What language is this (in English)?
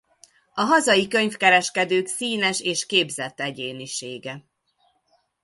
Hungarian